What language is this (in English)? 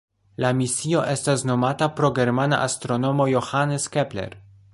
Esperanto